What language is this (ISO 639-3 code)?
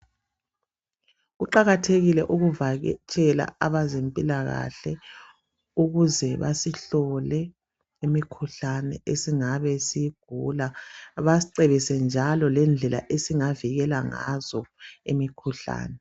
nde